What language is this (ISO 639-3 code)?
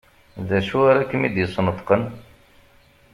kab